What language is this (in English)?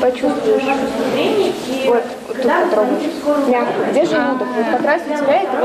Russian